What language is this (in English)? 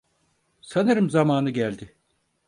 Turkish